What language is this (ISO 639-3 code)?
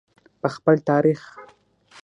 pus